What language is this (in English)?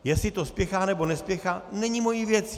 Czech